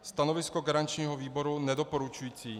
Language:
Czech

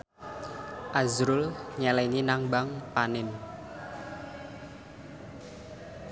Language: Javanese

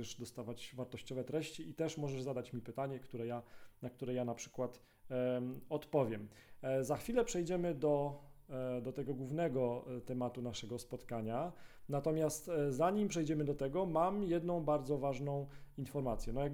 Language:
Polish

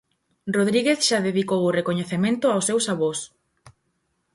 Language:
Galician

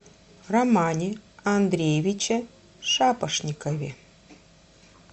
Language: Russian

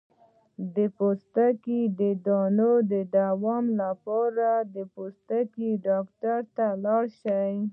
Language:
Pashto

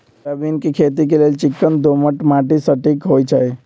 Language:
Magahi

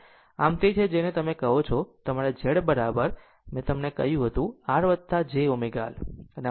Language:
Gujarati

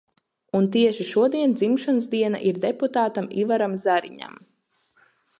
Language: Latvian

